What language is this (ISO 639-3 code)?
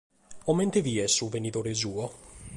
srd